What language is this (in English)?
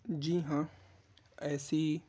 Urdu